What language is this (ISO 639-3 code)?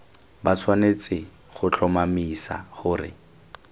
tsn